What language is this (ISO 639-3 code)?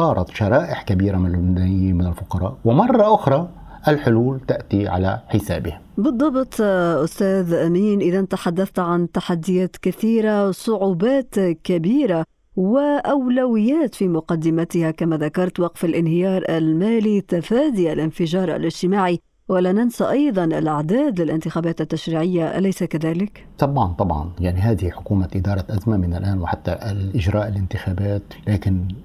ara